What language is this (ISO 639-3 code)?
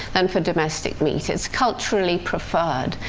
eng